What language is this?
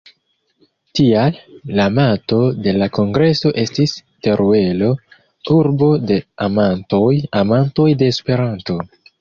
Esperanto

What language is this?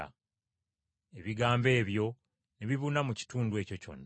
Ganda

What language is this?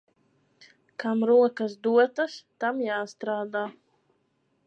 Latvian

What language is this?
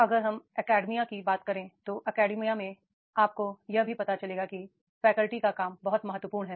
Hindi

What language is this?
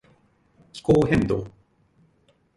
Japanese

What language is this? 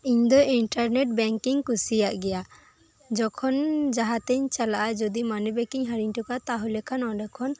Santali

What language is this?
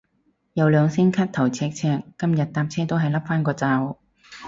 Cantonese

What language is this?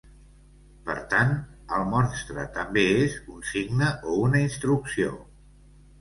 Catalan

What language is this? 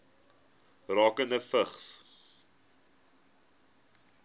Afrikaans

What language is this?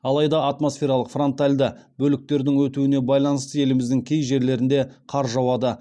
Kazakh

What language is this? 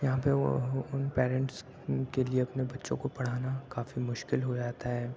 Urdu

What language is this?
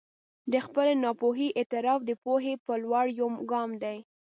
Pashto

